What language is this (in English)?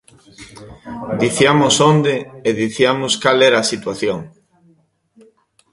Galician